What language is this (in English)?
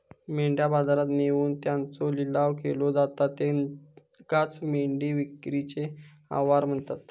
Marathi